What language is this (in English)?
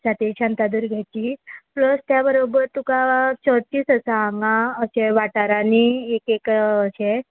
Konkani